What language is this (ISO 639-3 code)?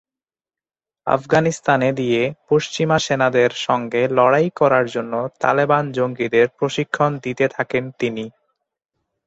ben